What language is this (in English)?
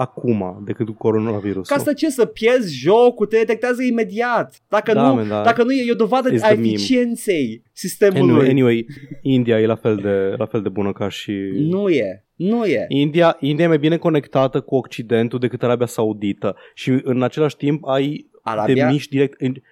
Romanian